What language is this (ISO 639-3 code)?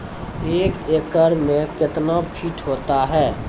mai